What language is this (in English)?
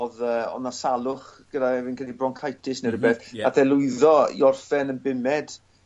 Welsh